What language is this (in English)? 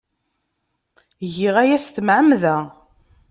Kabyle